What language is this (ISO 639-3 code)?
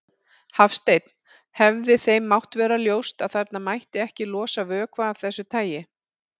isl